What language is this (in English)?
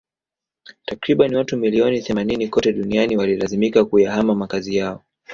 Swahili